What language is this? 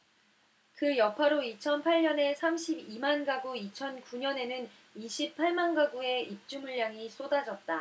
Korean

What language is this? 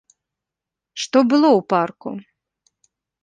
Belarusian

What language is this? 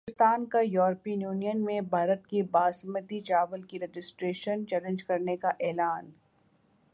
Urdu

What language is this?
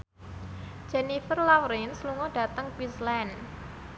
Javanese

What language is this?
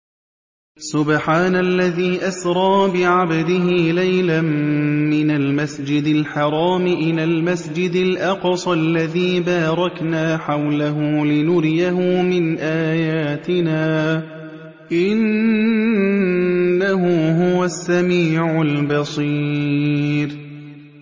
Arabic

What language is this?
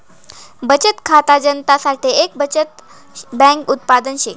Marathi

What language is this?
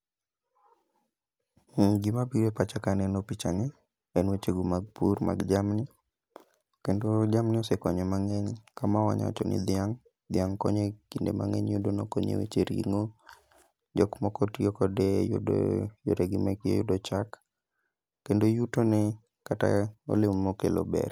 Luo (Kenya and Tanzania)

